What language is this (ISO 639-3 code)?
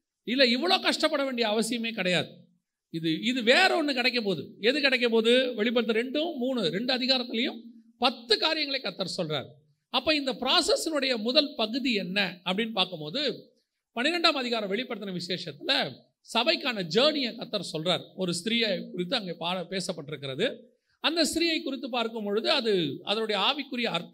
tam